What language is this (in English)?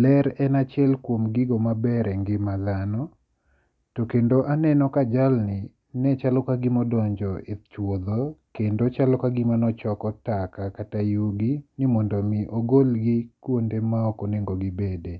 Luo (Kenya and Tanzania)